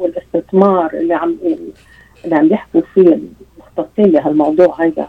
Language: Arabic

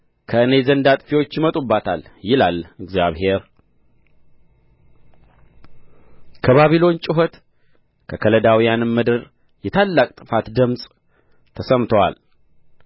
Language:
Amharic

